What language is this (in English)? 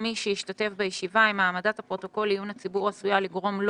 Hebrew